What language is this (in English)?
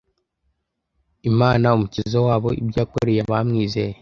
Kinyarwanda